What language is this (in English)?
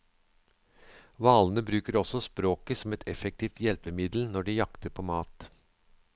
Norwegian